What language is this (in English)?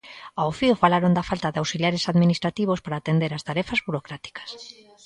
Galician